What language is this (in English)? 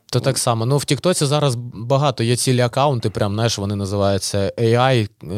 Ukrainian